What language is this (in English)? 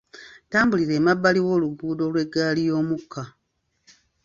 Ganda